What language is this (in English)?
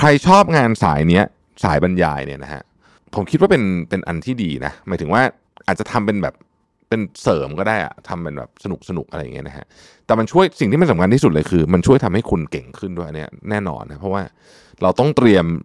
Thai